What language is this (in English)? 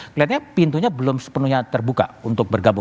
Indonesian